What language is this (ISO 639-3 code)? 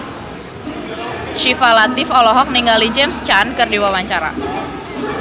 sun